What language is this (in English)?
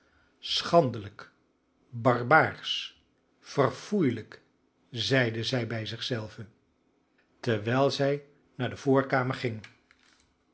Dutch